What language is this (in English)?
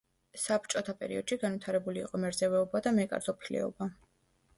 Georgian